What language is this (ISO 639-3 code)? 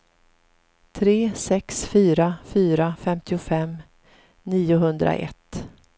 swe